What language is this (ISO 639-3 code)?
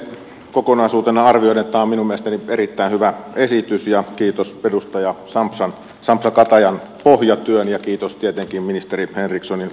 fin